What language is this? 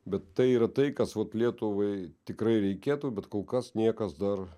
Lithuanian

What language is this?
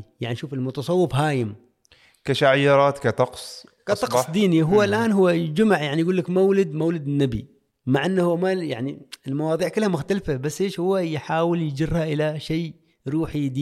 Arabic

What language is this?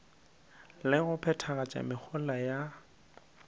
Northern Sotho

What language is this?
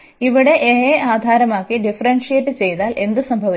Malayalam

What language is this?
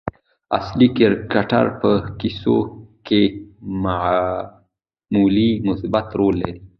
Pashto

